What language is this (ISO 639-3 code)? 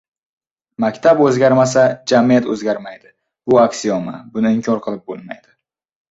uzb